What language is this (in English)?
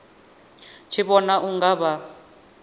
Venda